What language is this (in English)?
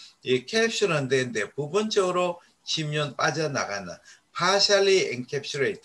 Korean